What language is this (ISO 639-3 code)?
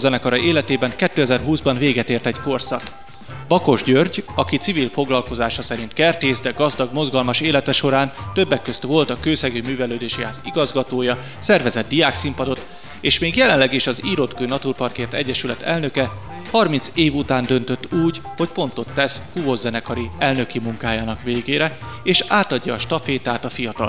hun